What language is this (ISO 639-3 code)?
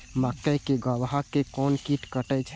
mai